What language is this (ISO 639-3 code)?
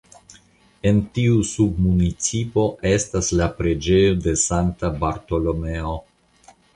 epo